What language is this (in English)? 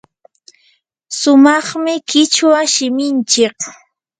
Yanahuanca Pasco Quechua